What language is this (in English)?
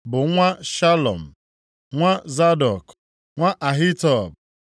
Igbo